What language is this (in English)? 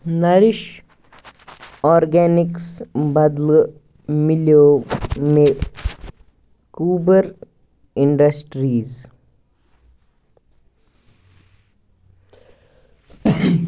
Kashmiri